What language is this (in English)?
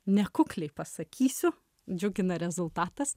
Lithuanian